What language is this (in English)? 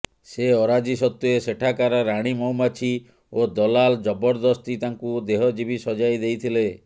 Odia